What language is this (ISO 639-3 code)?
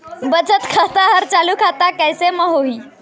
hne